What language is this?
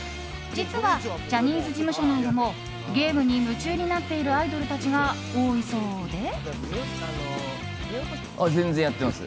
Japanese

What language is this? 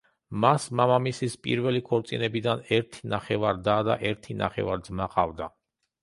Georgian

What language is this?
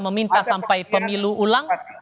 Indonesian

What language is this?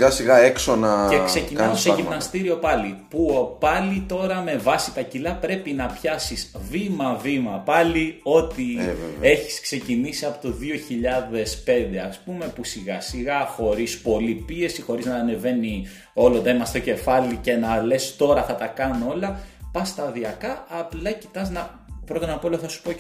Greek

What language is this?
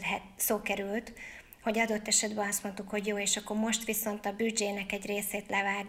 Hungarian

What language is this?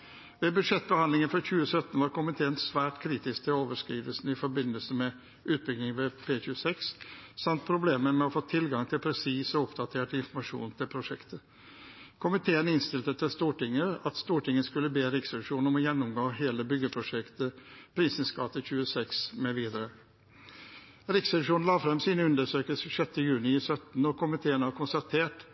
Norwegian Bokmål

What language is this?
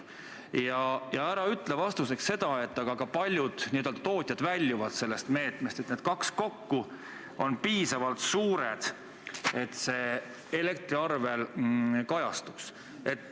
Estonian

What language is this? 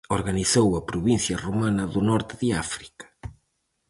Galician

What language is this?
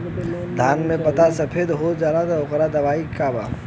Bhojpuri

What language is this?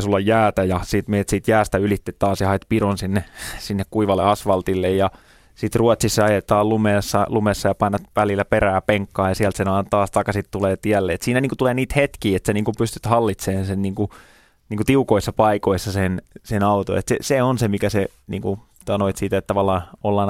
Finnish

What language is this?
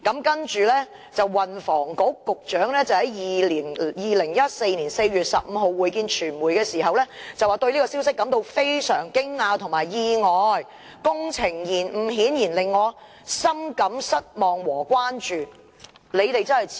Cantonese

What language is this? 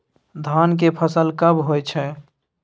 Maithili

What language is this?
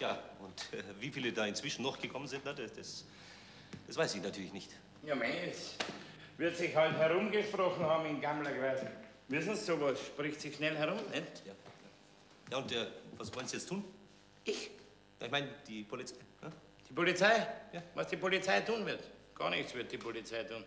German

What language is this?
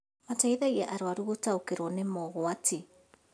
Kikuyu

